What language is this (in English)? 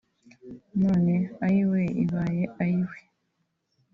Kinyarwanda